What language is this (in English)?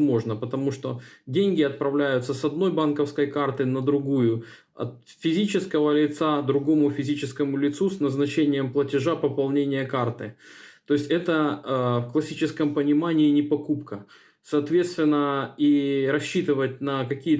Russian